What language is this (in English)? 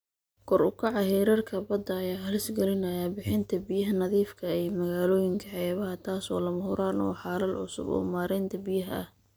Somali